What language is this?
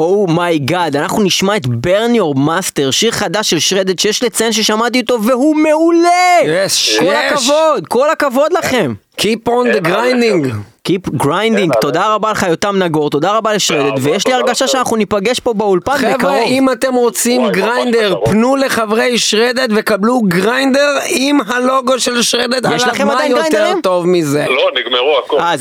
Hebrew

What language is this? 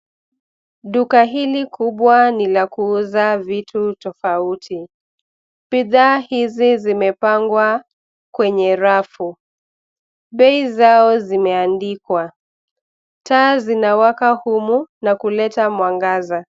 Swahili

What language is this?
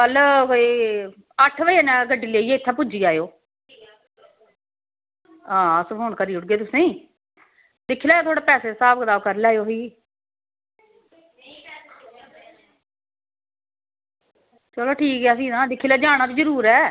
Dogri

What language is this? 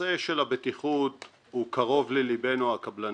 Hebrew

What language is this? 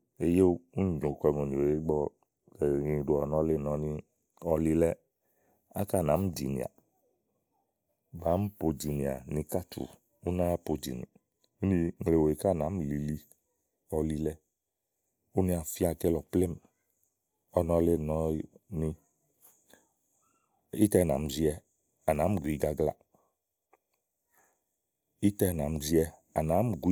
Igo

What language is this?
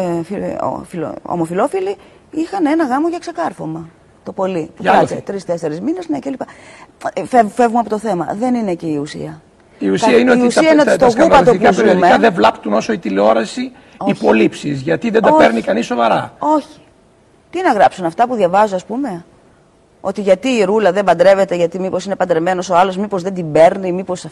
Greek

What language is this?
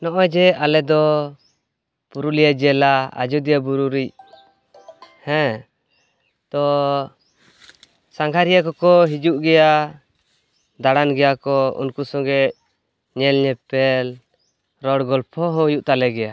Santali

